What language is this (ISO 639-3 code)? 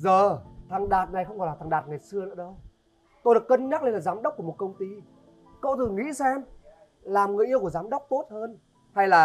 vie